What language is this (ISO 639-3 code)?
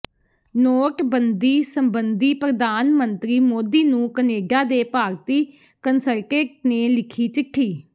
pan